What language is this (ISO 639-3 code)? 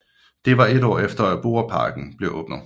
dan